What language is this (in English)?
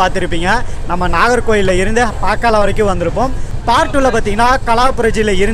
Korean